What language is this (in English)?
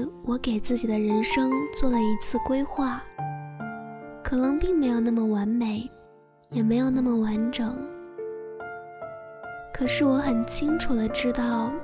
Chinese